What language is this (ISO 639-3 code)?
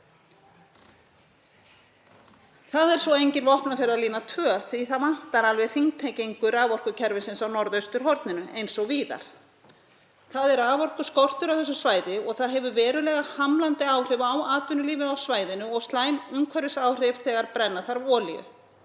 isl